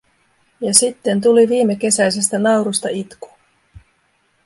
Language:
Finnish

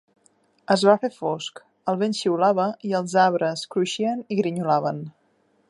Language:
Catalan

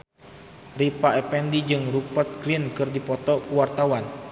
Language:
Sundanese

